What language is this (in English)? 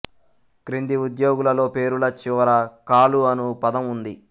Telugu